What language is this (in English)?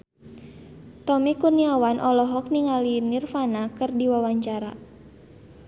Sundanese